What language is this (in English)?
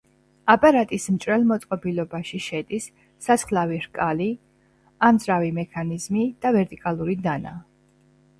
Georgian